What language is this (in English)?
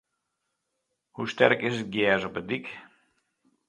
Western Frisian